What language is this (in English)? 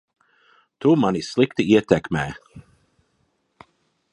Latvian